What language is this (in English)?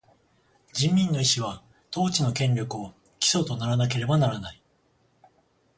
Japanese